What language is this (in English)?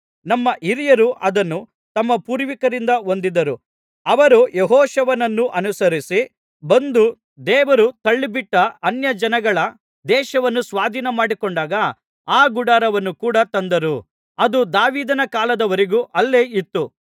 Kannada